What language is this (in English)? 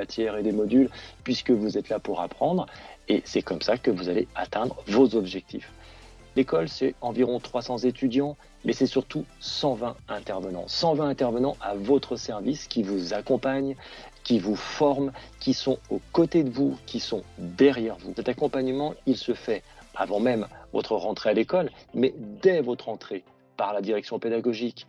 French